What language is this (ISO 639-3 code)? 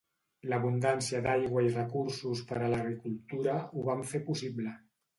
cat